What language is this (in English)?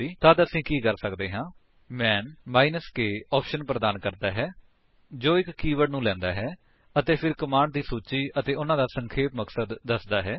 Punjabi